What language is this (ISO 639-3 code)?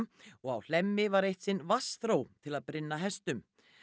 isl